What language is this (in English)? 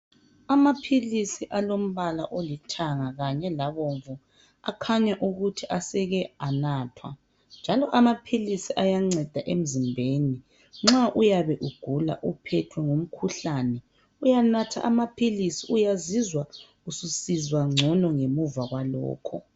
North Ndebele